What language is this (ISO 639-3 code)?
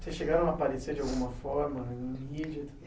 por